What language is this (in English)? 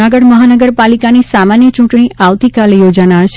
Gujarati